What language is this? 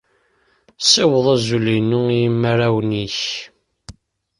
Kabyle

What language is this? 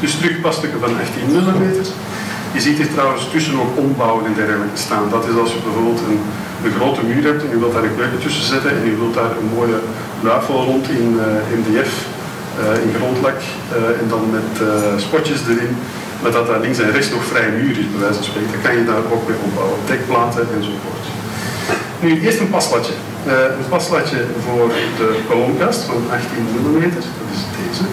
Dutch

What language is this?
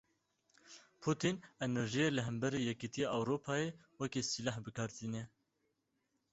Kurdish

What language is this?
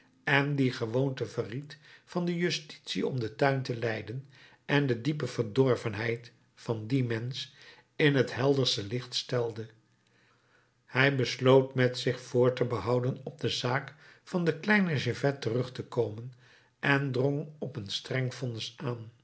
Dutch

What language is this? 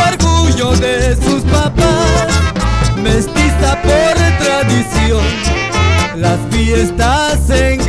Spanish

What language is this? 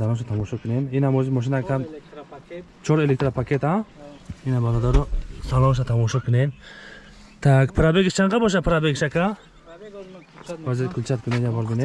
Turkish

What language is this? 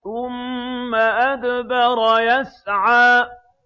Arabic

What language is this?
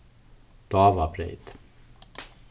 Faroese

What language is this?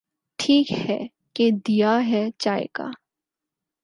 Urdu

